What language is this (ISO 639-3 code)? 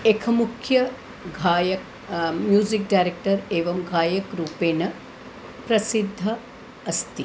san